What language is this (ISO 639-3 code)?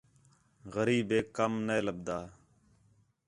xhe